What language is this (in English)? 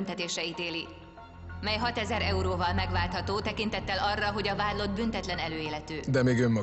Hungarian